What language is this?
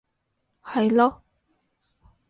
Cantonese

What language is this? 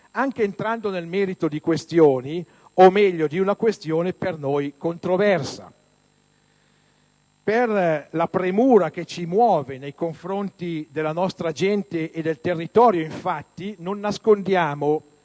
Italian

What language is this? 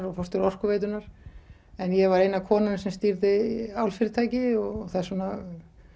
Icelandic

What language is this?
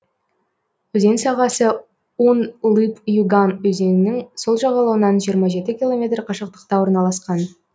Kazakh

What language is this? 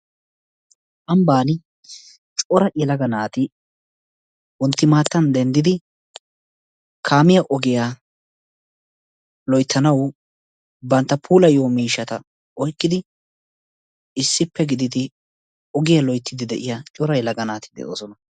Wolaytta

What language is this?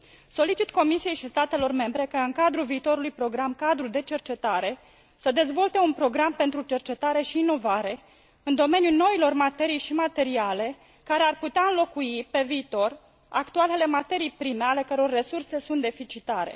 Romanian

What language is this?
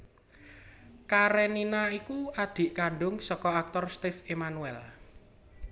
Javanese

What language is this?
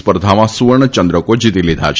Gujarati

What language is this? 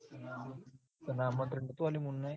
Gujarati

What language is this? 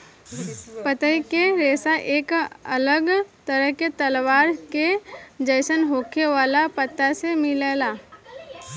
Bhojpuri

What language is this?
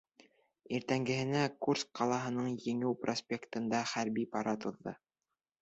Bashkir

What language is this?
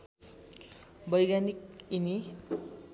Nepali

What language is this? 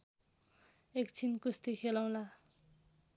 Nepali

